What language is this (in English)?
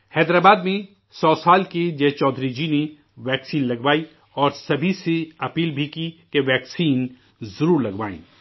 Urdu